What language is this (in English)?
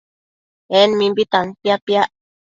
Matsés